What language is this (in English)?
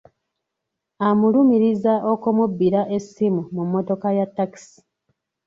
Ganda